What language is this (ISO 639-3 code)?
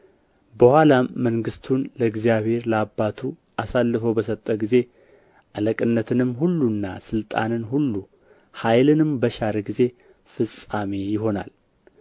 amh